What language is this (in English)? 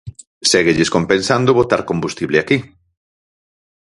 Galician